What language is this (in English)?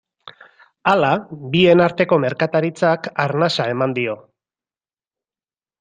Basque